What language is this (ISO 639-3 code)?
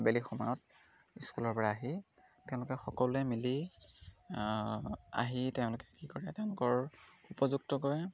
asm